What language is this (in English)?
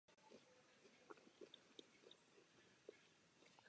Czech